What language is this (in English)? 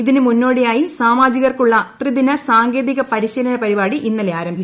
Malayalam